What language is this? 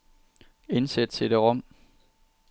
Danish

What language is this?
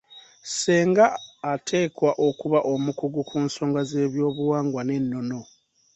Ganda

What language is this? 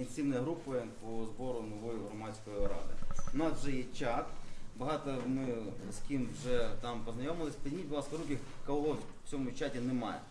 Ukrainian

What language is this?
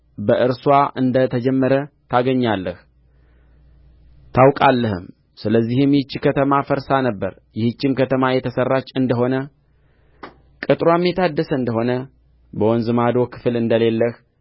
Amharic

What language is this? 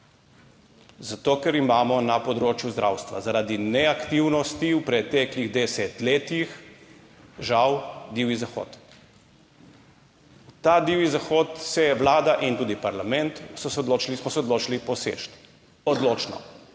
Slovenian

